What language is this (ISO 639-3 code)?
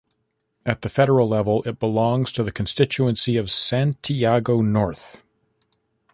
eng